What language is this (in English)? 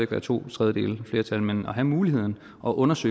Danish